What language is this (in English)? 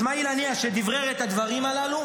Hebrew